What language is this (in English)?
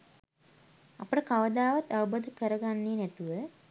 Sinhala